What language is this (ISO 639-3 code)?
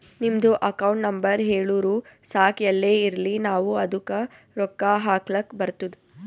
kan